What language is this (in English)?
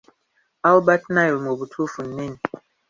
Ganda